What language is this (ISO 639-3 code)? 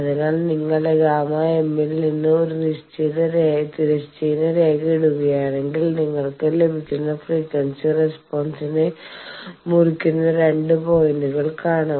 mal